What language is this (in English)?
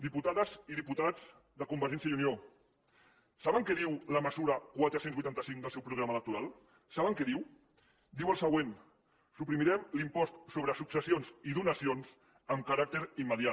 Catalan